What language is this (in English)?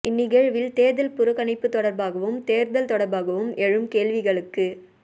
Tamil